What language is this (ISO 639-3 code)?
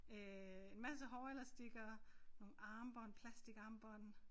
dan